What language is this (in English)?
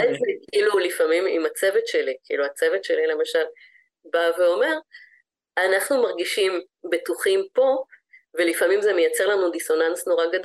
Hebrew